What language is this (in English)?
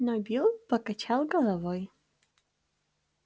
Russian